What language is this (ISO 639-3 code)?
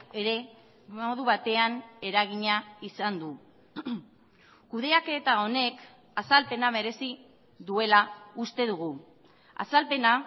eus